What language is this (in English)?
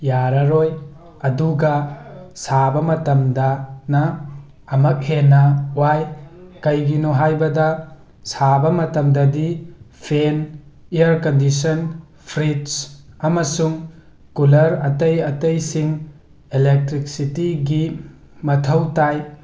Manipuri